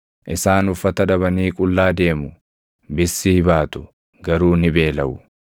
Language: Oromo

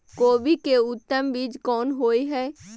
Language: Maithili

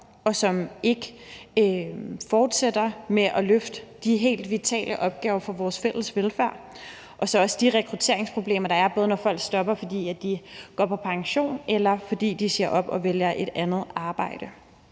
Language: Danish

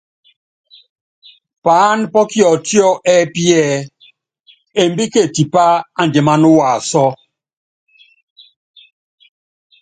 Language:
Yangben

